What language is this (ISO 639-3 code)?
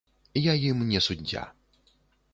bel